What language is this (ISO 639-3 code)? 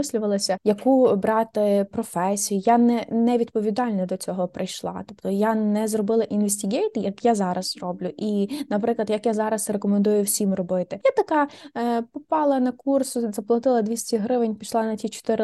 ukr